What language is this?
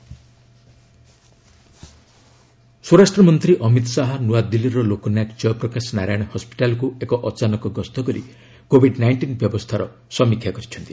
Odia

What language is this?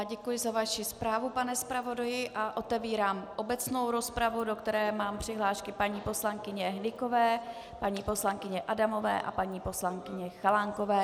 Czech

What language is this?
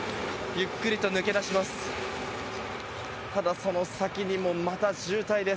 Japanese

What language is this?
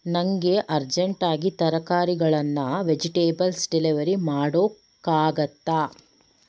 Kannada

